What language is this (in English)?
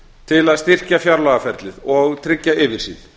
Icelandic